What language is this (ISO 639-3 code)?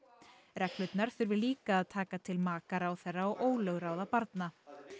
isl